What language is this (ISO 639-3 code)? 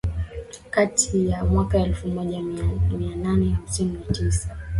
swa